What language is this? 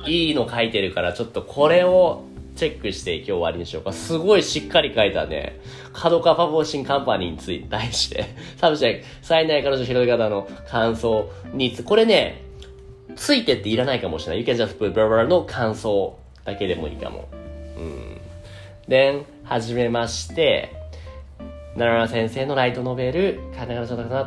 Japanese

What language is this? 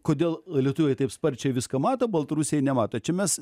Lithuanian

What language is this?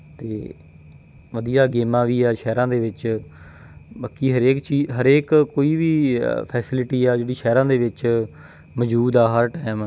Punjabi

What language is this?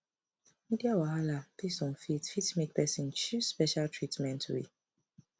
Nigerian Pidgin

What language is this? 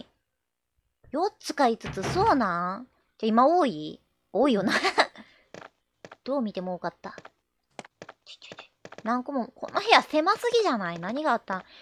Japanese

